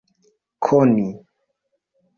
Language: Esperanto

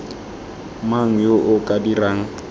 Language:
Tswana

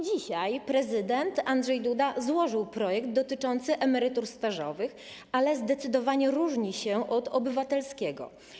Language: Polish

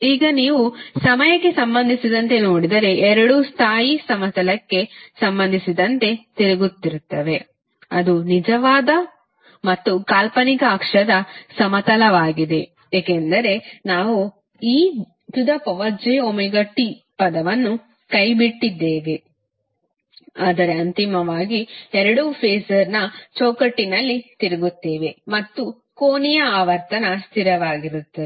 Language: Kannada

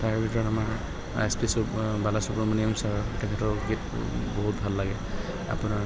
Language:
Assamese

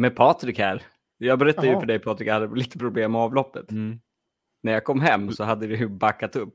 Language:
Swedish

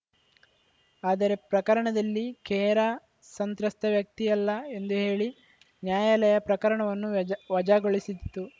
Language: Kannada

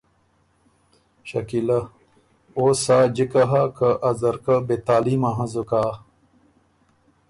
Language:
Ormuri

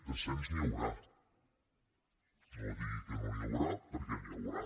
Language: Catalan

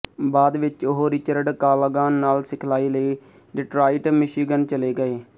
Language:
Punjabi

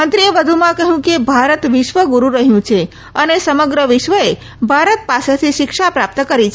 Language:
Gujarati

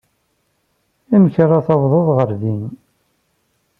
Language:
Kabyle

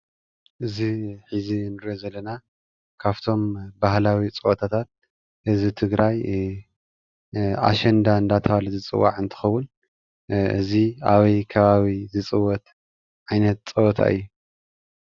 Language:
Tigrinya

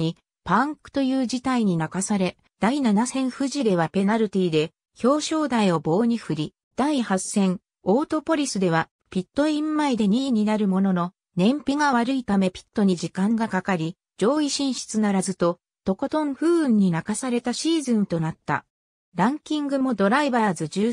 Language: Japanese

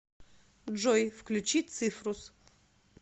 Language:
Russian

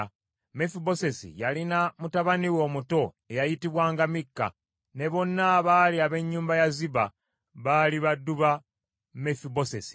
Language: Ganda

